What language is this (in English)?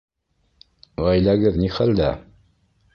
Bashkir